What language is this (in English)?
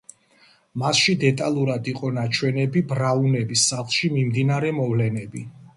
Georgian